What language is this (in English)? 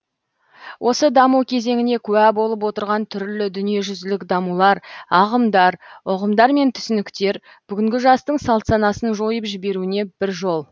Kazakh